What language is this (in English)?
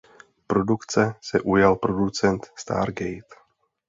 Czech